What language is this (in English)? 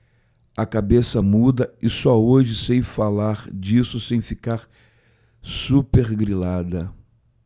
Portuguese